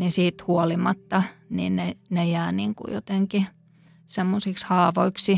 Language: Finnish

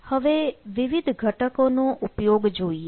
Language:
Gujarati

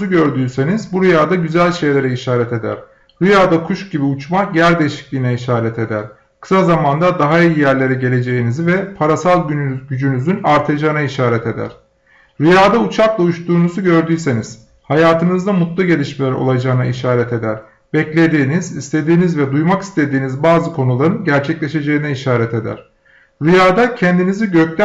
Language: Turkish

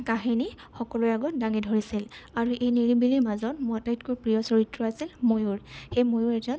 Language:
Assamese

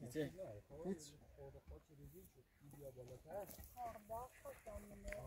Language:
Persian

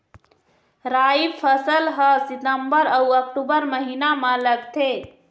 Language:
Chhattisgarhi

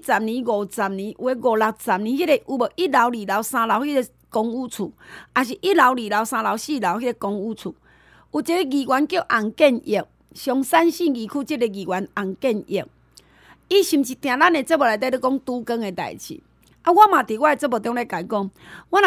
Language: Chinese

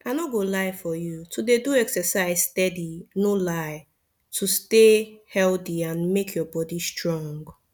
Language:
Nigerian Pidgin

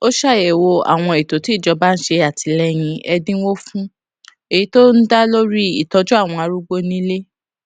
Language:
Yoruba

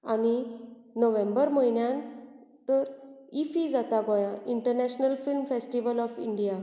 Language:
Konkani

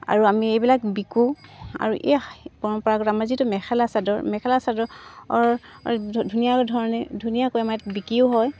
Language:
Assamese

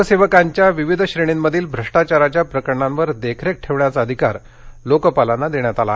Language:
Marathi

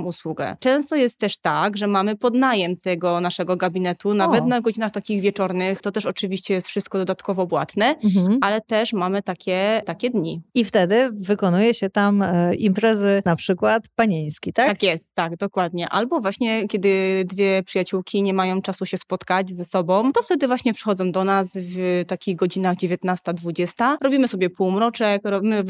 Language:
Polish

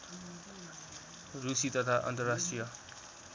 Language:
Nepali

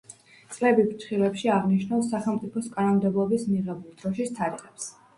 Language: Georgian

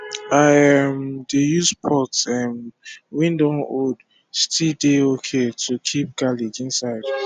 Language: Nigerian Pidgin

